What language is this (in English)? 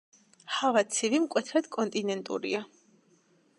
Georgian